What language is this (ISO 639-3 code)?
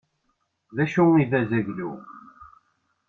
kab